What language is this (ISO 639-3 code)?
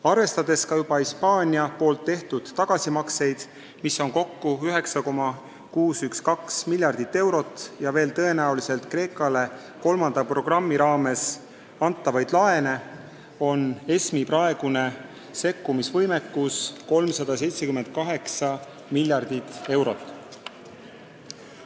est